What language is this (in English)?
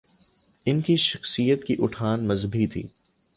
Urdu